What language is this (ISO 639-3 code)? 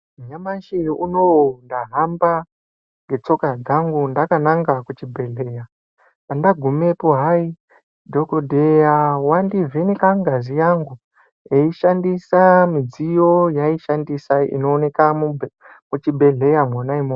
ndc